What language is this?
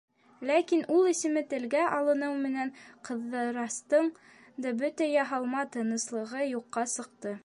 Bashkir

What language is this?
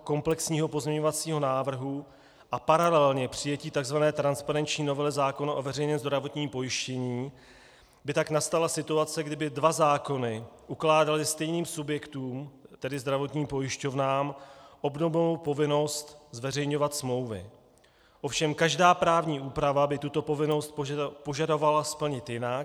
Czech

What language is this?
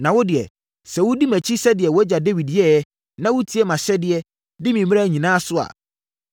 Akan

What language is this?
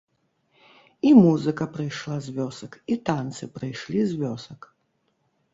Belarusian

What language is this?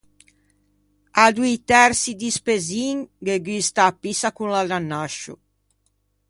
Ligurian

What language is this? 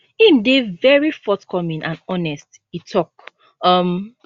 Nigerian Pidgin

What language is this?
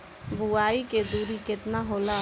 Bhojpuri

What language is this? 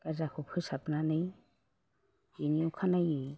Bodo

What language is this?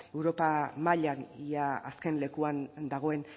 Basque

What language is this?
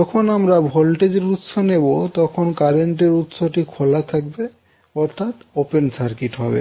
Bangla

